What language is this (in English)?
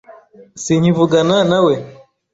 Kinyarwanda